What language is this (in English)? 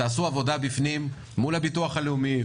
Hebrew